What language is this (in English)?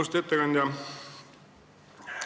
Estonian